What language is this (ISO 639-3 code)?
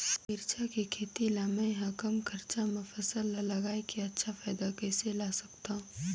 hne